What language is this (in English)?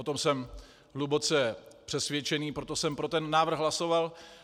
Czech